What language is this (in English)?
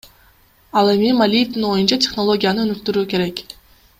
Kyrgyz